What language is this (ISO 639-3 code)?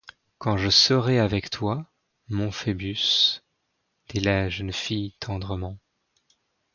fra